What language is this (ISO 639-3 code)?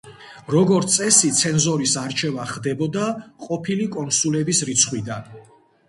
kat